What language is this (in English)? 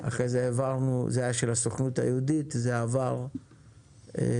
Hebrew